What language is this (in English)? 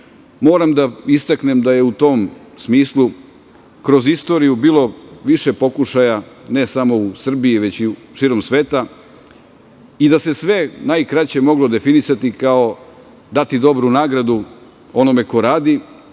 Serbian